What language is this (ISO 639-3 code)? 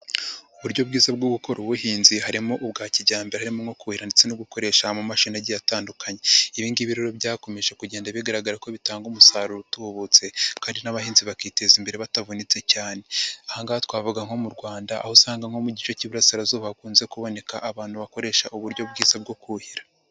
kin